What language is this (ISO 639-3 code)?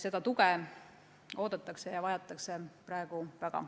est